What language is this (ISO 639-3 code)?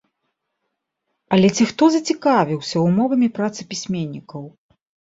bel